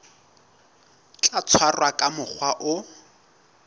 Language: Southern Sotho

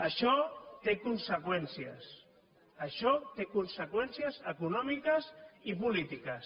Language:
Catalan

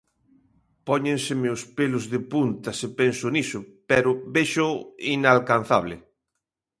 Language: Galician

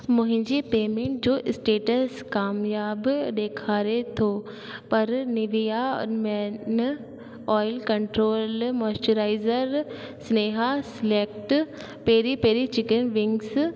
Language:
Sindhi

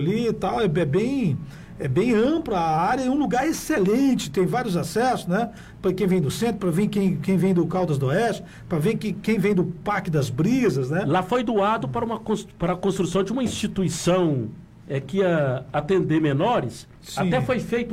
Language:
Portuguese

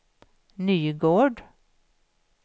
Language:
Swedish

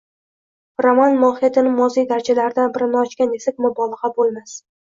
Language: Uzbek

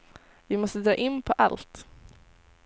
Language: Swedish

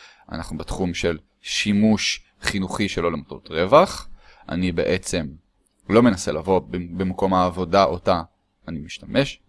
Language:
Hebrew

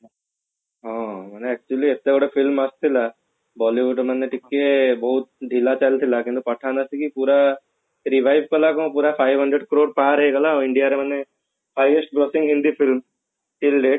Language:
Odia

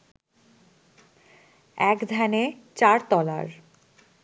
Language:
Bangla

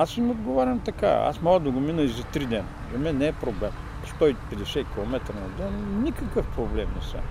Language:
Bulgarian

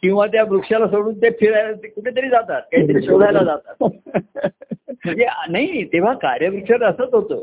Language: Marathi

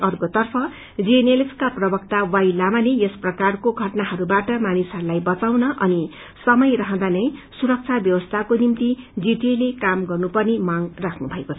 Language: Nepali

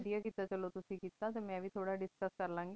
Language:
Punjabi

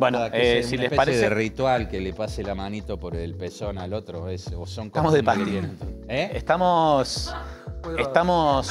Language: Spanish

